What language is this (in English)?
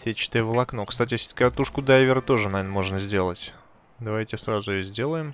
Russian